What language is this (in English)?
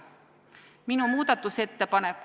Estonian